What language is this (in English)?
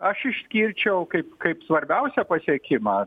Lithuanian